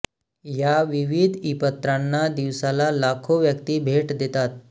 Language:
Marathi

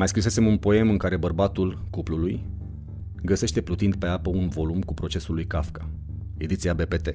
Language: Romanian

